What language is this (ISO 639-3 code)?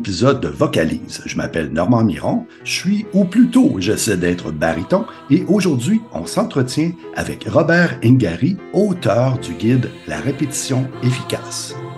fra